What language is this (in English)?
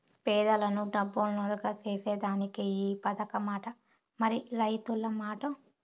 Telugu